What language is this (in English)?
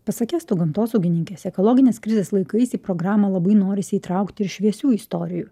Lithuanian